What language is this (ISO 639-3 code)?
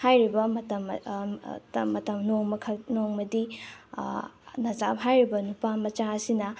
mni